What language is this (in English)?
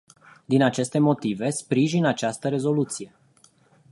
Romanian